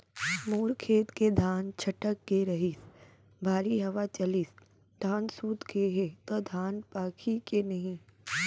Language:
Chhattisgarhi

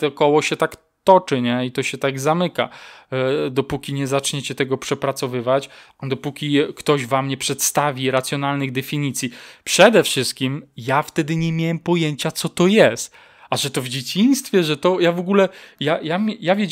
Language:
Polish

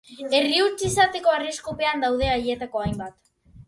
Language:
Basque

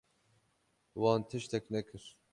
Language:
Kurdish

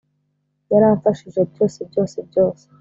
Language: Kinyarwanda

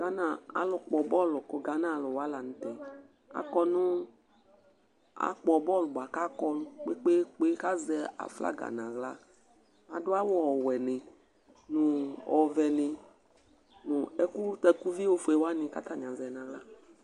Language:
Ikposo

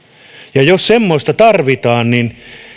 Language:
Finnish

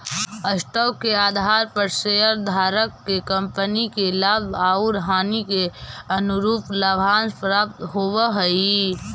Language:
Magahi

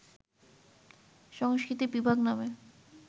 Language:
Bangla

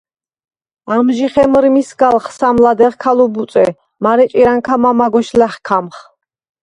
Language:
Svan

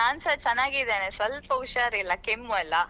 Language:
Kannada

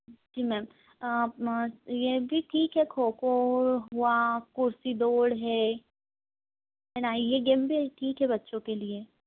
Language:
Hindi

